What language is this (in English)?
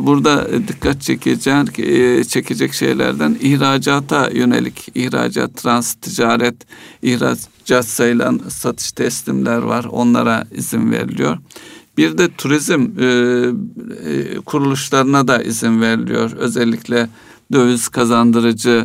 Turkish